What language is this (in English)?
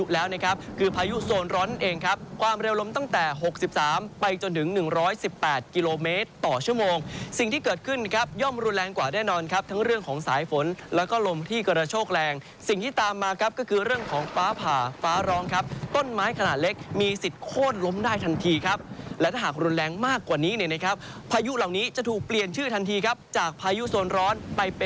Thai